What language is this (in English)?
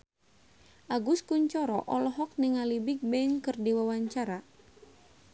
Sundanese